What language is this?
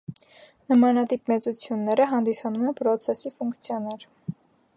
Armenian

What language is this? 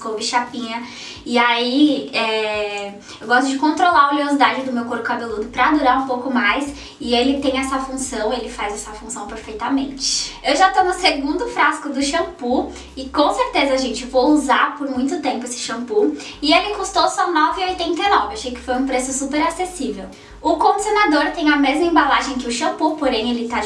Portuguese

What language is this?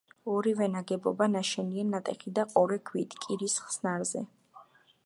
Georgian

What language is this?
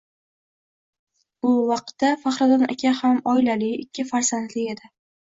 Uzbek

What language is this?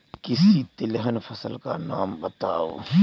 Hindi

